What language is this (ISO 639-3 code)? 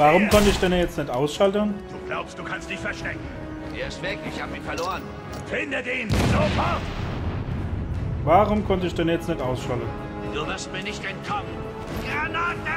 deu